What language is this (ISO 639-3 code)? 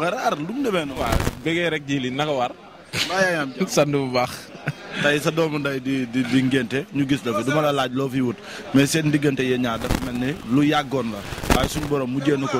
tur